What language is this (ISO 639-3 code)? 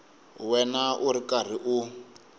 tso